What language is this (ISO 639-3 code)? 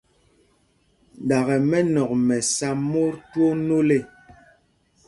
mgg